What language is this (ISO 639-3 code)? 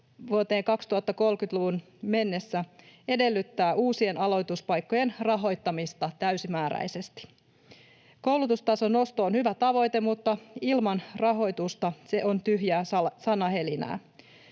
fin